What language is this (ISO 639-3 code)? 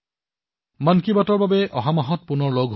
asm